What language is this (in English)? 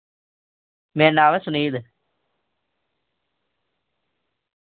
Dogri